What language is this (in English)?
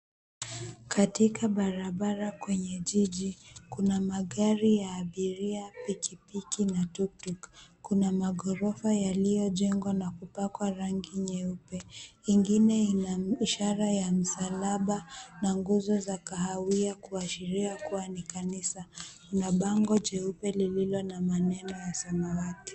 Swahili